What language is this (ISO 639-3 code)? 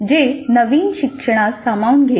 mar